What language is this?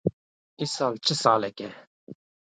Kurdish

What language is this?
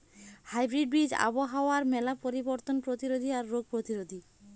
Bangla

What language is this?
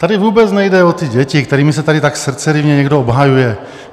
Czech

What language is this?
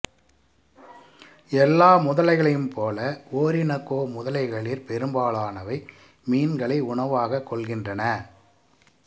Tamil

